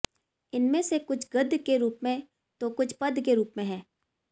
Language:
Hindi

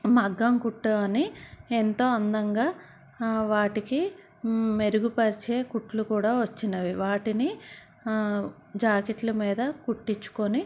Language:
Telugu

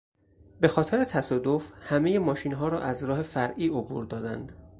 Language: Persian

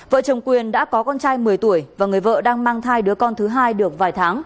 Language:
Vietnamese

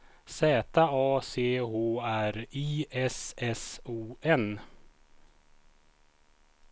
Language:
Swedish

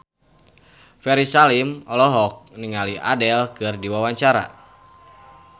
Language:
Sundanese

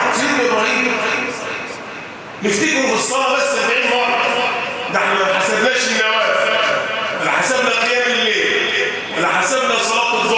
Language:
Arabic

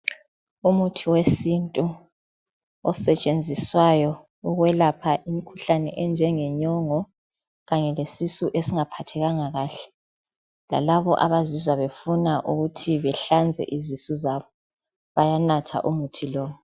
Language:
North Ndebele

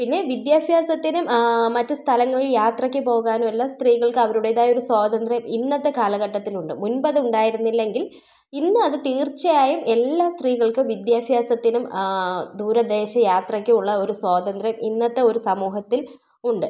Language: Malayalam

